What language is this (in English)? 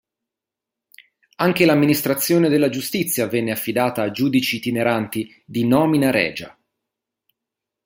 Italian